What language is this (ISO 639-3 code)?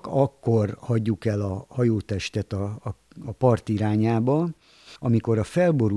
hun